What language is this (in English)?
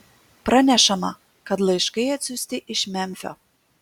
Lithuanian